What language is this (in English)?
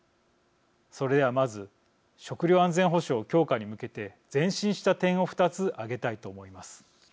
Japanese